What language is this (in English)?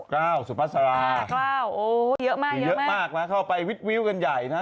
Thai